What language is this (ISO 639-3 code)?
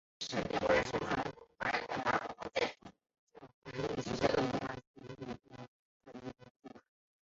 zho